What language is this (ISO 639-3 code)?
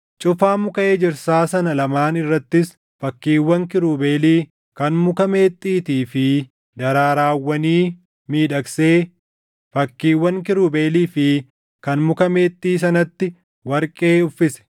orm